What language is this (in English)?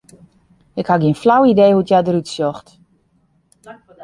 Western Frisian